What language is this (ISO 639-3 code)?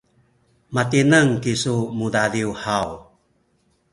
szy